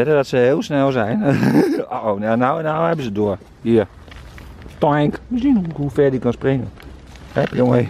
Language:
Dutch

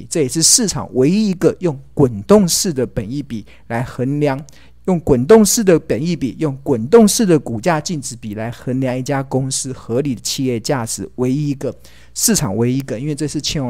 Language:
Chinese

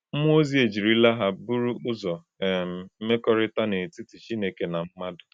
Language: Igbo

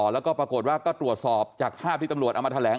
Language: Thai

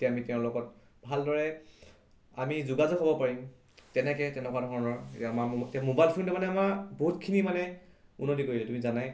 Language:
Assamese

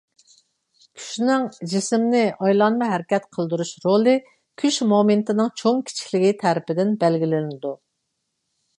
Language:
Uyghur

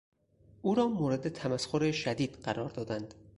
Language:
Persian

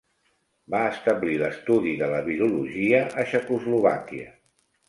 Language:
Catalan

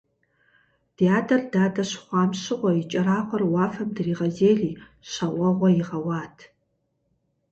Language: Kabardian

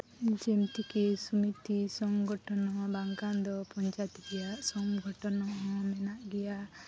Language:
Santali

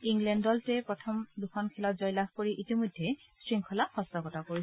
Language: Assamese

